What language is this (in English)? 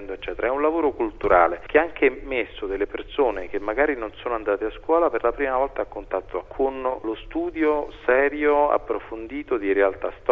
Italian